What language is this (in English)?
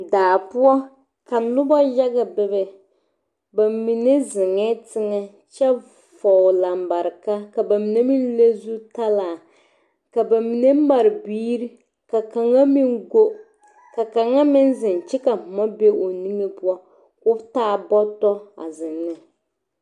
Southern Dagaare